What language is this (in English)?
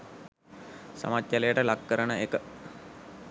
Sinhala